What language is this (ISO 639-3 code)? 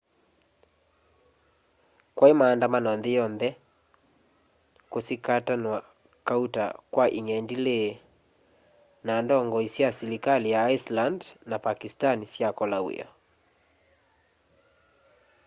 kam